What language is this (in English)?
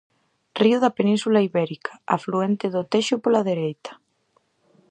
Galician